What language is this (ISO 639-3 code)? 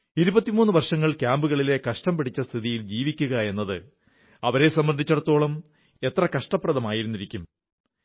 mal